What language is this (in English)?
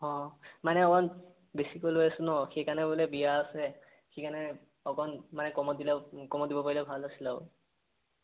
Assamese